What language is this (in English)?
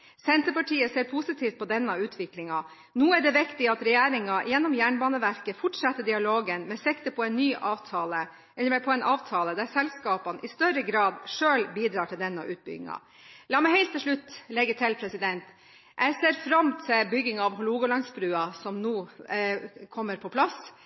Norwegian Bokmål